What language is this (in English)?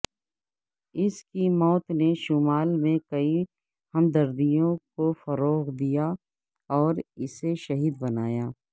Urdu